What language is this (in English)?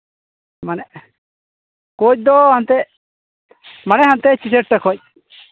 Santali